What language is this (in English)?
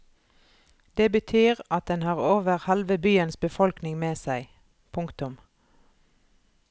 Norwegian